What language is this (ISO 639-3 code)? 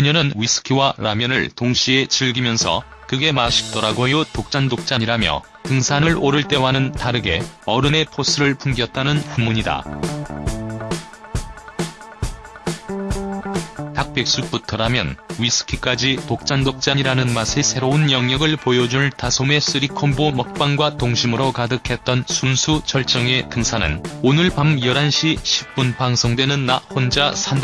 kor